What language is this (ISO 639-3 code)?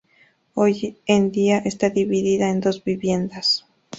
spa